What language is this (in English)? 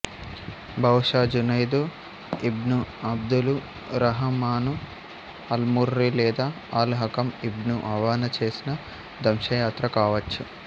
Telugu